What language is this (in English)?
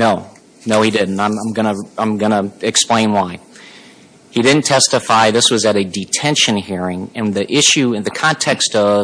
English